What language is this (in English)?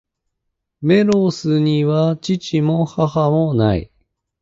Japanese